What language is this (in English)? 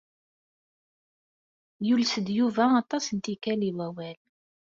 Kabyle